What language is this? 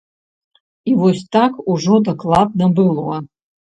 Belarusian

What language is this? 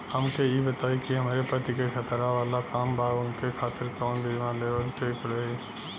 Bhojpuri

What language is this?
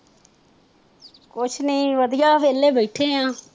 Punjabi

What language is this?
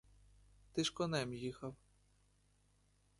Ukrainian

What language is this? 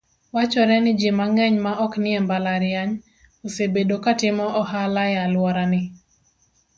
Luo (Kenya and Tanzania)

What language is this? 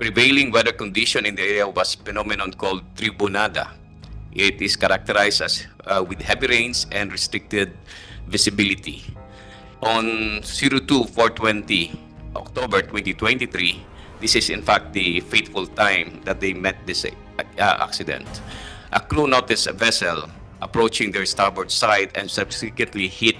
Filipino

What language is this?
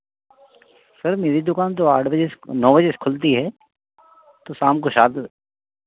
Hindi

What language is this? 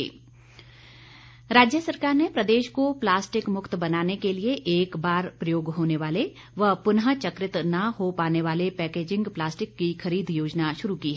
Hindi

